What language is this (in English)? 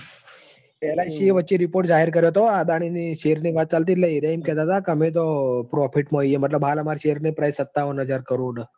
Gujarati